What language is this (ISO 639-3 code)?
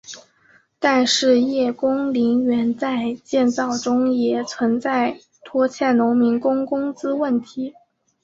zho